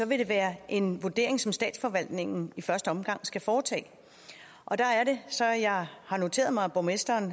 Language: Danish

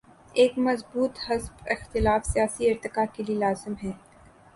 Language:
Urdu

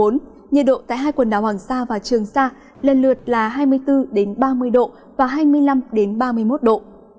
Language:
Vietnamese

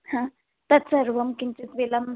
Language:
Sanskrit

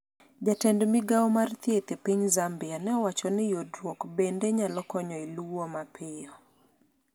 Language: Luo (Kenya and Tanzania)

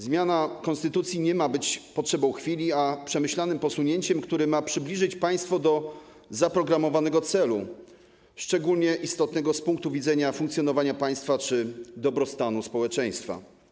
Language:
Polish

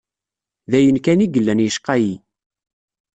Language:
Kabyle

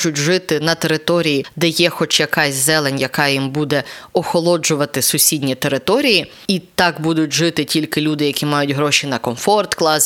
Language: Ukrainian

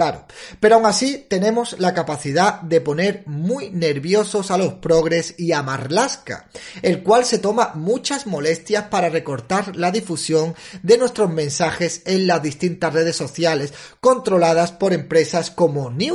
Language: Spanish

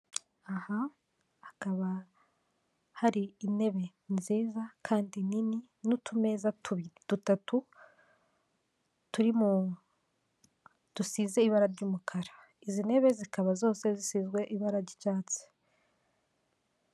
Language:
Kinyarwanda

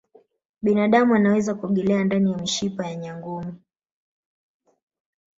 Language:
Swahili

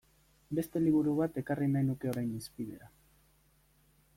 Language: Basque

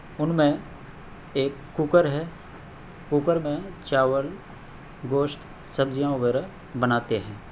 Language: Urdu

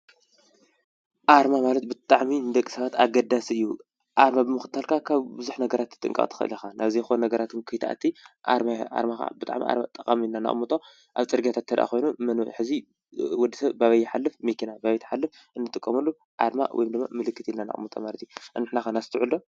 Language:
Tigrinya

